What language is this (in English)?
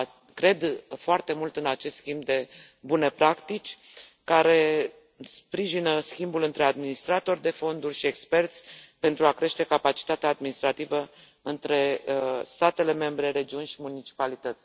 Romanian